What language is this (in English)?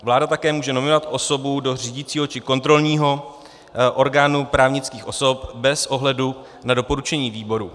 Czech